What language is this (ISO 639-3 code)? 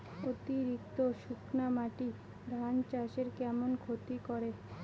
ben